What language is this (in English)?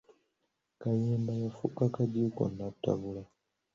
Ganda